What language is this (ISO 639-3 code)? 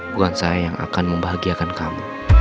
ind